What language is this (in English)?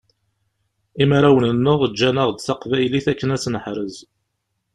Kabyle